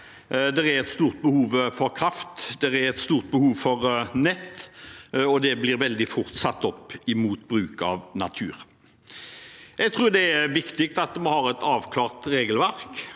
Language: Norwegian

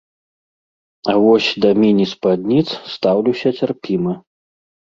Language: Belarusian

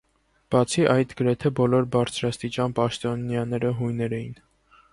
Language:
Armenian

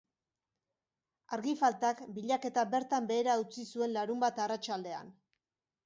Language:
Basque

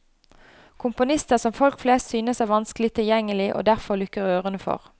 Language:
Norwegian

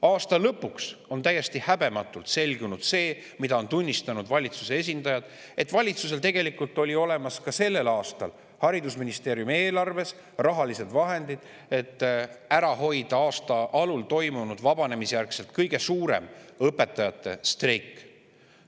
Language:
Estonian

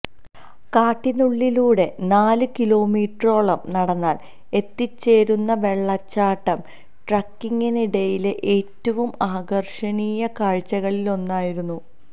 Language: Malayalam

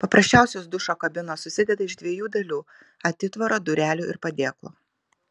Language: Lithuanian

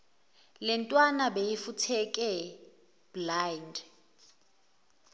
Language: Zulu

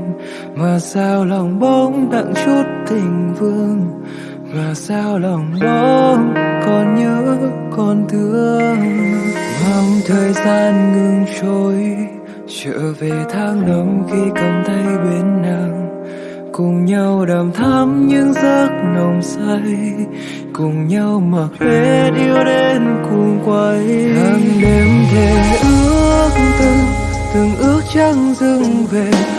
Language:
Vietnamese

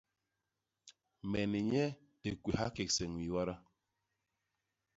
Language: Basaa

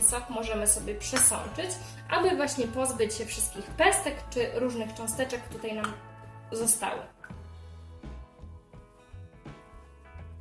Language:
Polish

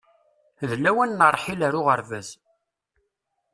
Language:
Kabyle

